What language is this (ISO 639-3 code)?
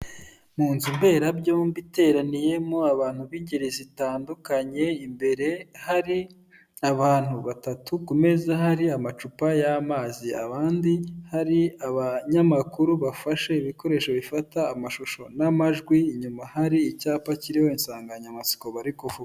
kin